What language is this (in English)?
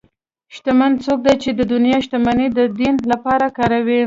Pashto